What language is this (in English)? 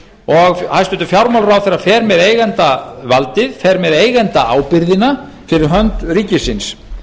Icelandic